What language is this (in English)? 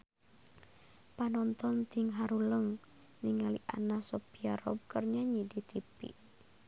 Sundanese